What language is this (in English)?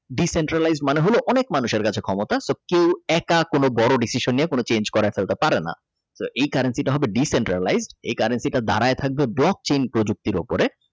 Bangla